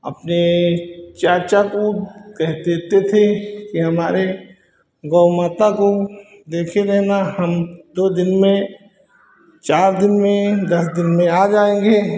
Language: Hindi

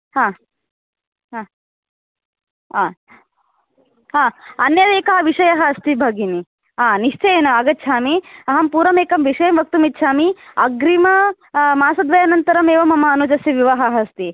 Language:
Sanskrit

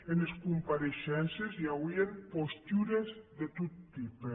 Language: Catalan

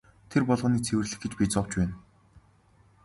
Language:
Mongolian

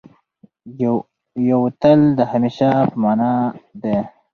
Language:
Pashto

